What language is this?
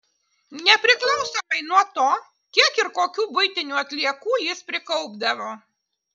Lithuanian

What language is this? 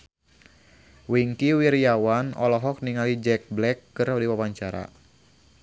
Sundanese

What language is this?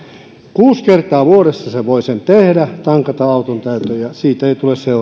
Finnish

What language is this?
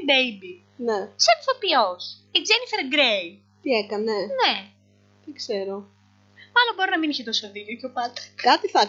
Greek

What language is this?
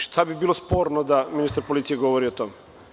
Serbian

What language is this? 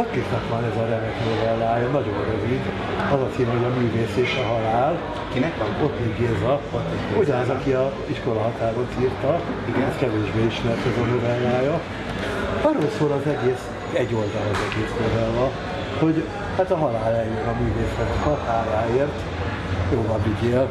Hungarian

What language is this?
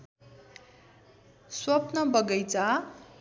Nepali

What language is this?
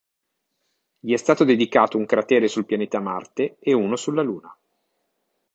Italian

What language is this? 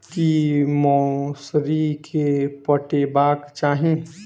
Maithili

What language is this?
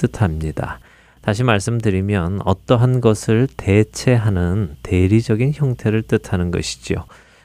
Korean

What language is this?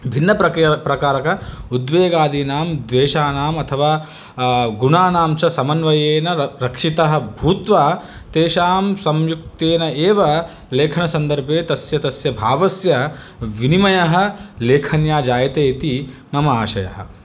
Sanskrit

